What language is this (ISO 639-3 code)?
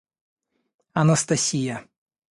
rus